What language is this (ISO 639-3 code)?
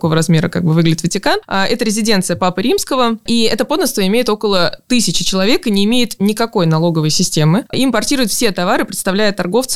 rus